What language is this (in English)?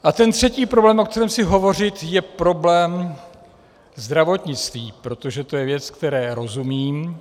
Czech